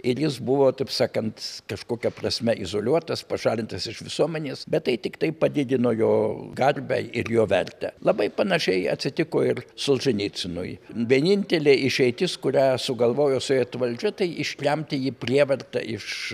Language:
Lithuanian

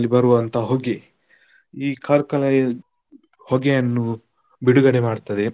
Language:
Kannada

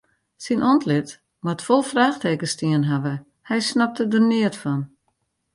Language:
Western Frisian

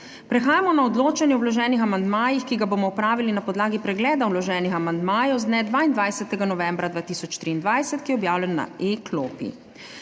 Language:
Slovenian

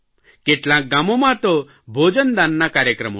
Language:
Gujarati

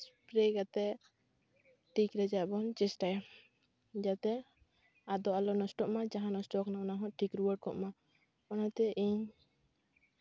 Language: Santali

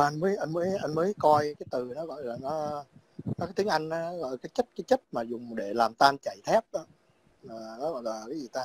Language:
Vietnamese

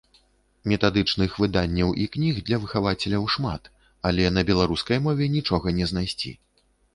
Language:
Belarusian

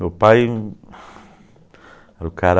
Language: Portuguese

